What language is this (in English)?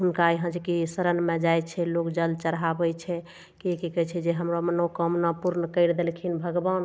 Maithili